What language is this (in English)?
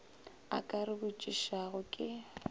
Northern Sotho